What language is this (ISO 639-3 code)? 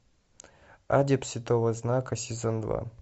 rus